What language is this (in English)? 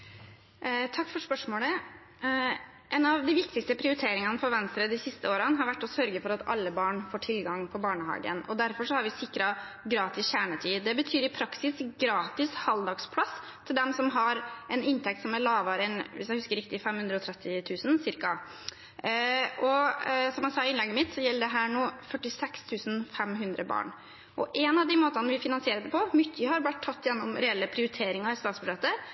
Norwegian Bokmål